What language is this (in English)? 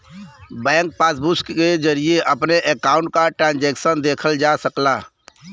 Bhojpuri